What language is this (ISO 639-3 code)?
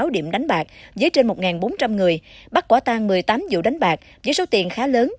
vie